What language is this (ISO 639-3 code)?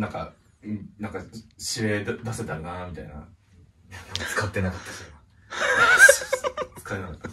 jpn